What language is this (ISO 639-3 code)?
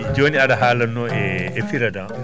ful